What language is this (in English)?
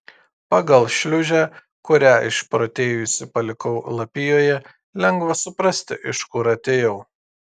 Lithuanian